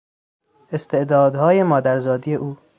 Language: Persian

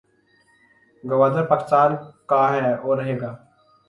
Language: Urdu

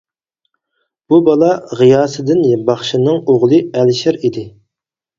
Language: Uyghur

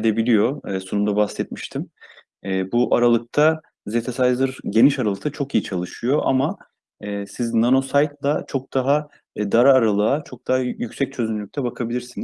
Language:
Turkish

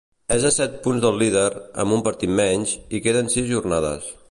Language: Catalan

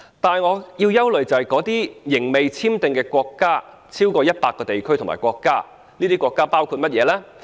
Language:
Cantonese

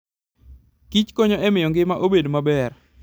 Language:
Luo (Kenya and Tanzania)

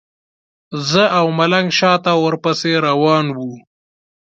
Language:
Pashto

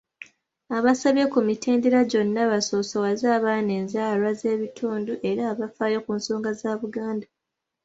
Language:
Ganda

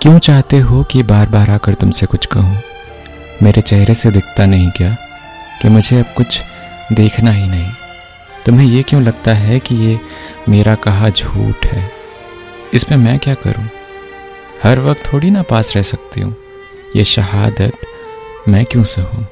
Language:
Hindi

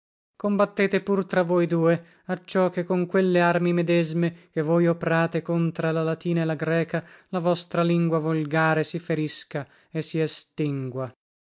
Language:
Italian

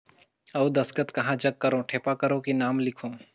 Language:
Chhattisgarhi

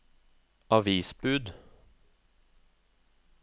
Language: Norwegian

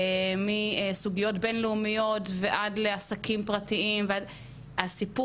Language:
Hebrew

